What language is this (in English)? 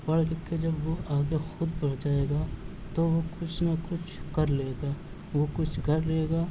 Urdu